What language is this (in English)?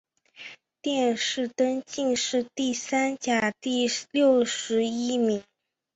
Chinese